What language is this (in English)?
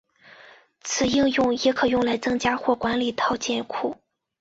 Chinese